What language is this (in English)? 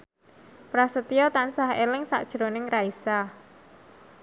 Javanese